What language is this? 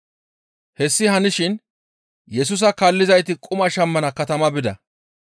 Gamo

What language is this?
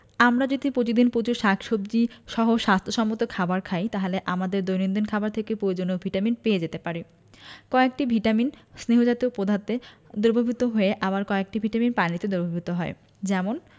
Bangla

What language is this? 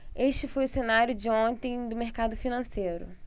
Portuguese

